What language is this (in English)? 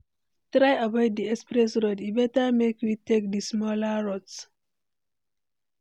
Nigerian Pidgin